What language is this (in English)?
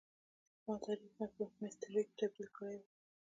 Pashto